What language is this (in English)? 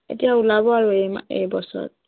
Assamese